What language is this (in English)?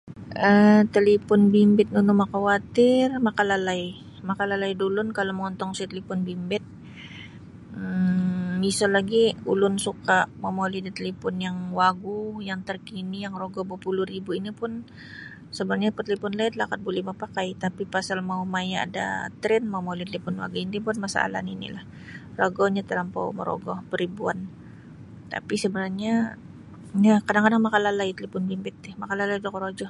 Sabah Bisaya